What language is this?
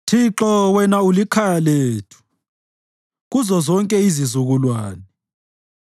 North Ndebele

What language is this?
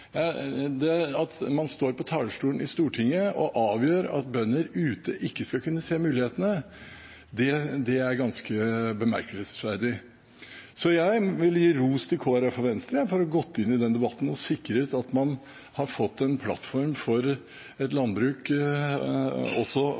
Norwegian Bokmål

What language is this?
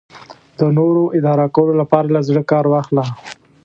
Pashto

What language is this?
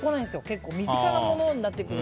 Japanese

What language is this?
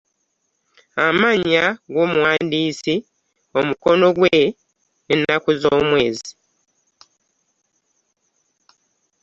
Ganda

